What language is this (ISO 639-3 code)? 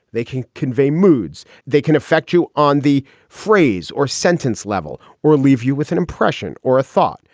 eng